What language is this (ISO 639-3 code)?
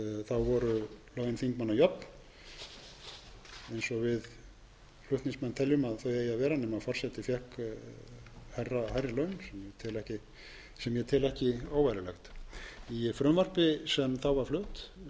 isl